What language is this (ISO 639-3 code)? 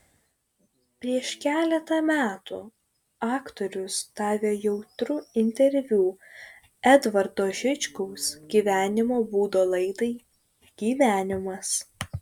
lit